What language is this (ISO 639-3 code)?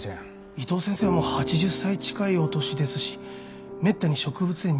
jpn